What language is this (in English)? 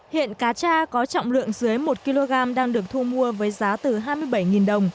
Vietnamese